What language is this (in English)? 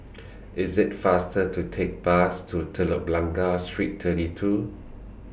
English